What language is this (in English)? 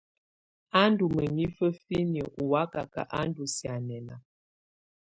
Tunen